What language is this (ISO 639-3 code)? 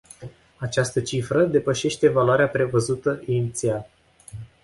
ron